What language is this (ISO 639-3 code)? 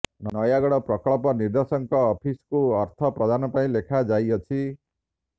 ori